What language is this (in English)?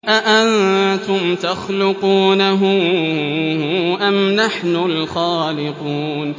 Arabic